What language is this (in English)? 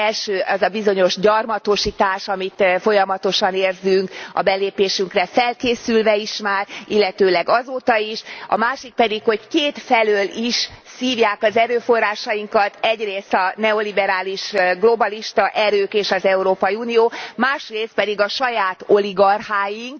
Hungarian